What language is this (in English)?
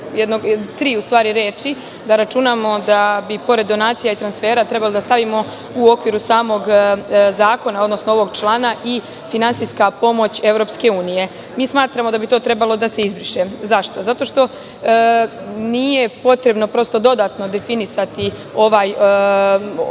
Serbian